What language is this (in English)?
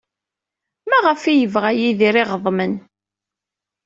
Kabyle